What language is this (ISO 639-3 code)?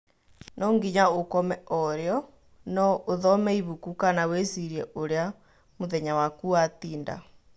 kik